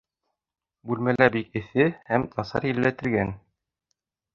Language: Bashkir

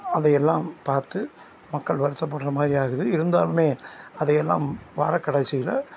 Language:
Tamil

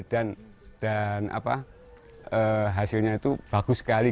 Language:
Indonesian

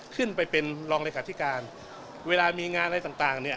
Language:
Thai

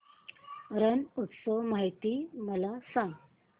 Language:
Marathi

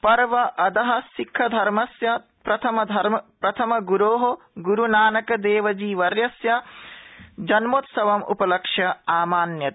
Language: Sanskrit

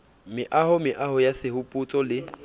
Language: Southern Sotho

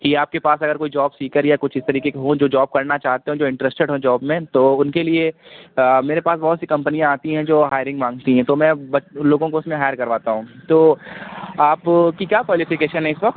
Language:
Urdu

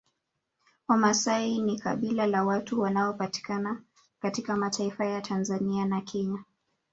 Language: Swahili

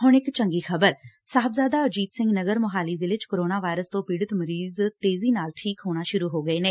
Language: Punjabi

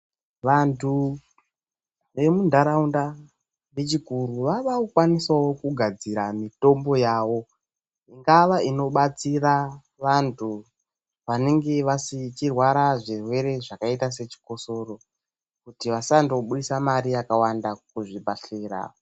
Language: Ndau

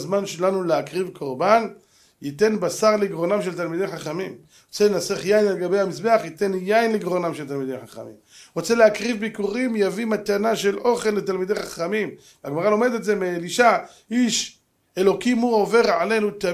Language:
Hebrew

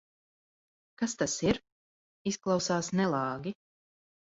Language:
Latvian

